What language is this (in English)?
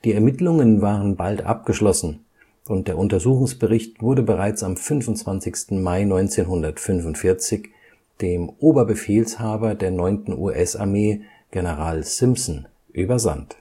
German